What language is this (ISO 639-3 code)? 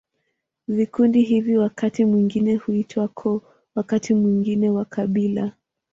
swa